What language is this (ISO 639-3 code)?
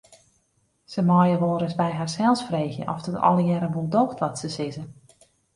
fry